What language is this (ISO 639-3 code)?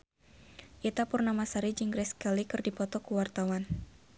sun